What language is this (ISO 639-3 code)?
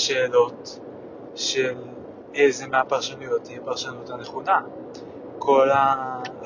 heb